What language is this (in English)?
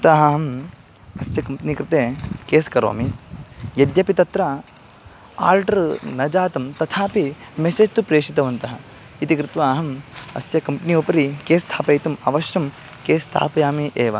Sanskrit